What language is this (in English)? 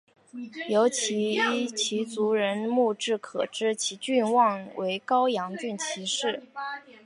Chinese